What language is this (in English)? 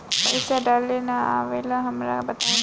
Bhojpuri